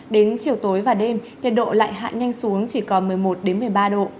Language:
Vietnamese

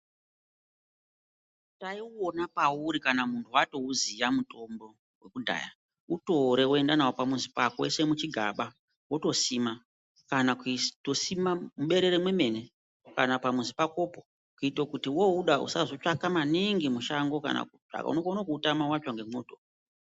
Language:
Ndau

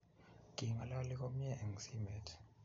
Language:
Kalenjin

